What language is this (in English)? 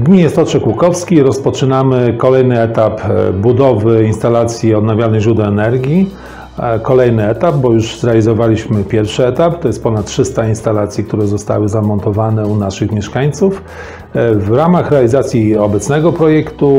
Polish